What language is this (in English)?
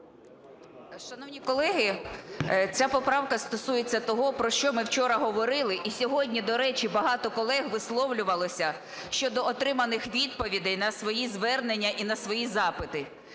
Ukrainian